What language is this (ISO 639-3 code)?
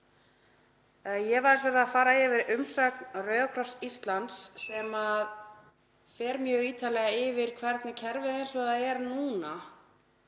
isl